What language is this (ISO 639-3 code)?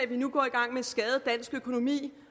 dan